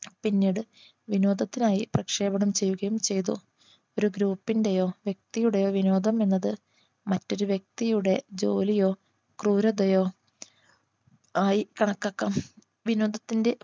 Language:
Malayalam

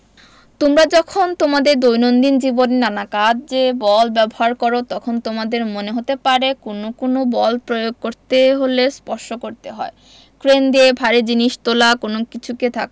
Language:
Bangla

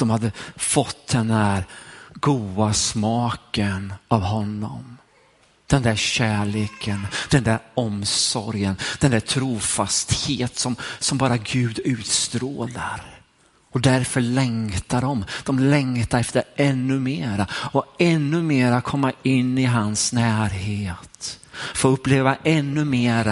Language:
Swedish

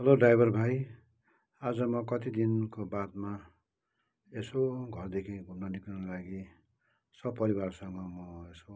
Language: Nepali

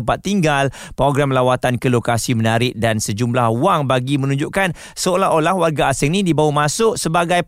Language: Malay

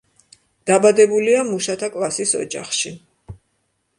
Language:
Georgian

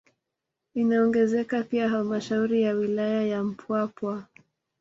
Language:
Swahili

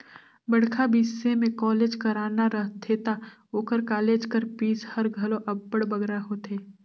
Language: Chhattisgarhi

